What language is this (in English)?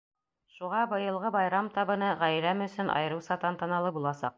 Bashkir